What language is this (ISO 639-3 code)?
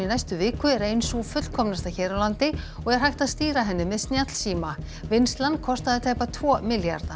isl